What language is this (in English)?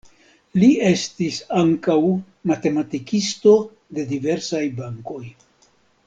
Esperanto